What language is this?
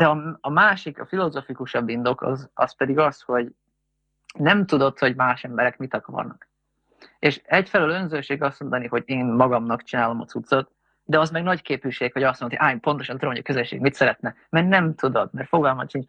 Hungarian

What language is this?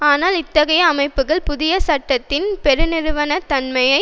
Tamil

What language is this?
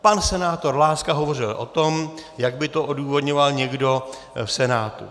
Czech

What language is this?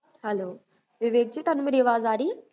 Punjabi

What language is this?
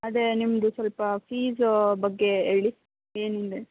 Kannada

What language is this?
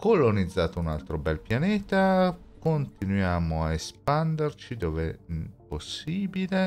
Italian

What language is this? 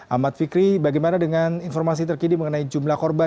Indonesian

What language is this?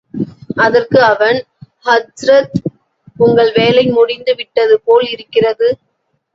Tamil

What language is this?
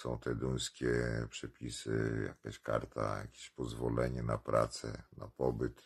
Polish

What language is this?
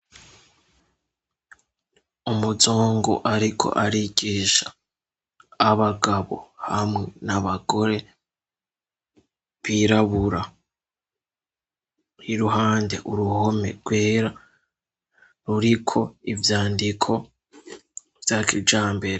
Rundi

